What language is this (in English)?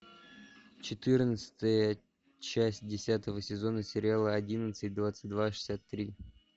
Russian